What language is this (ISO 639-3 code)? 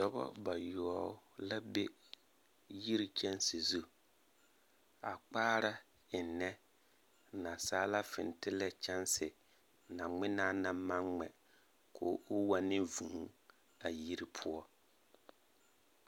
dga